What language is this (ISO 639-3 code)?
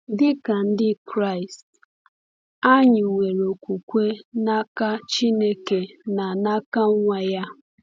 ibo